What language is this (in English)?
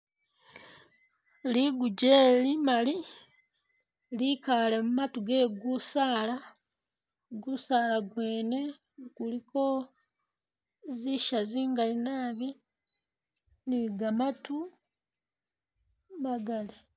Masaaba